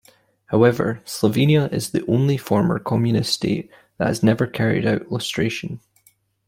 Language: English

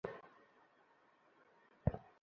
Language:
Bangla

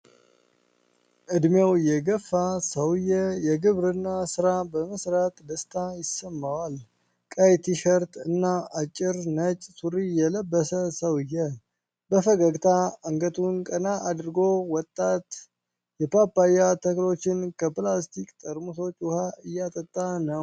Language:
Amharic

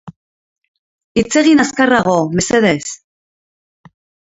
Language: Basque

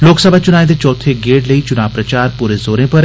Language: Dogri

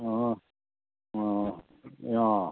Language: Nepali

